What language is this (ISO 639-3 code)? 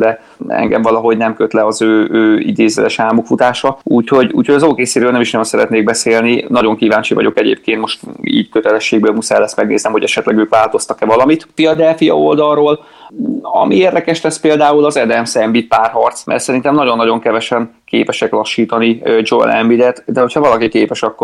hun